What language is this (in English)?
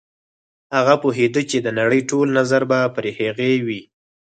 Pashto